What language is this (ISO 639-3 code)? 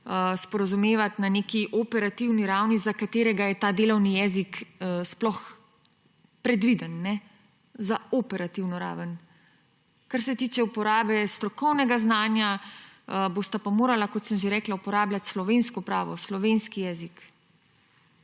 slv